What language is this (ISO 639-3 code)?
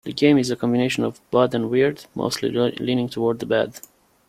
eng